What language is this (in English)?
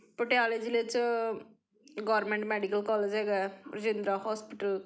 Punjabi